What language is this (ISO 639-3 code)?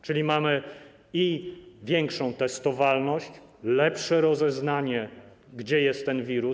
pol